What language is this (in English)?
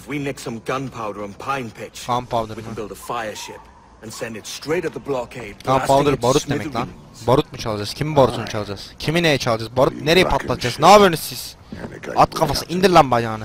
Turkish